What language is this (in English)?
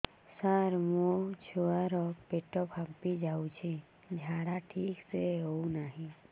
Odia